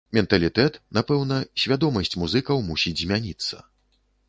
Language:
Belarusian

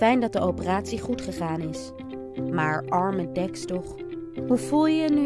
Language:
Dutch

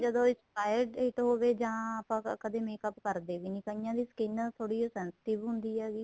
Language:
Punjabi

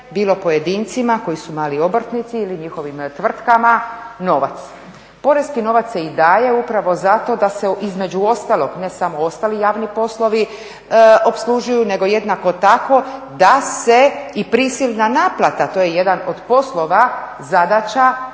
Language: Croatian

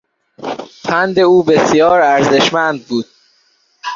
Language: Persian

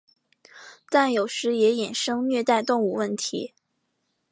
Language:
Chinese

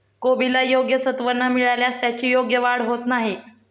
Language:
Marathi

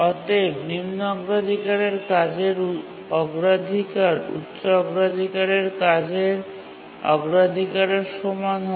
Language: Bangla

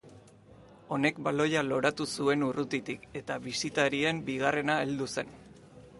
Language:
Basque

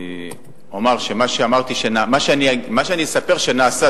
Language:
Hebrew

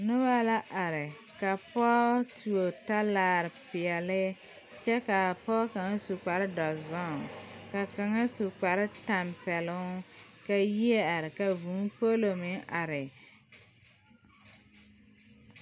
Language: Southern Dagaare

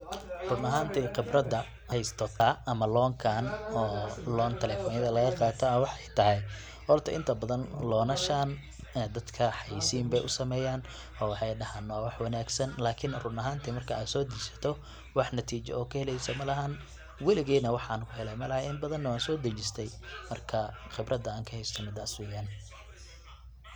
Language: Somali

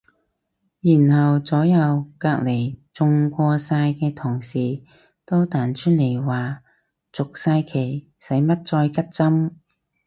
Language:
Cantonese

